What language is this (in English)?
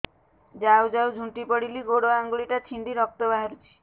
Odia